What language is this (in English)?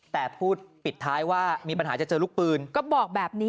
Thai